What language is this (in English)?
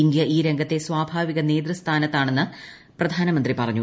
Malayalam